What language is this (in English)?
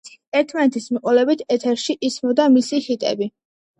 Georgian